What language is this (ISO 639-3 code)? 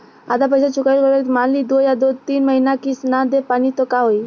bho